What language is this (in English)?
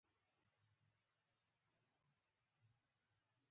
Pashto